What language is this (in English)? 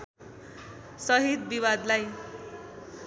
Nepali